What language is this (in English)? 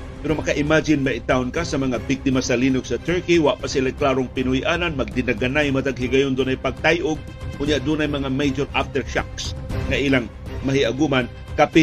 Filipino